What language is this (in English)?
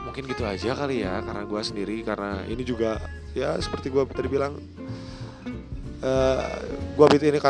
Indonesian